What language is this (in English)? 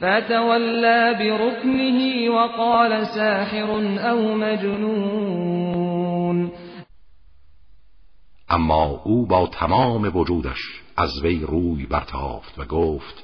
Persian